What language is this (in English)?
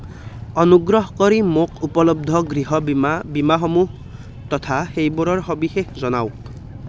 Assamese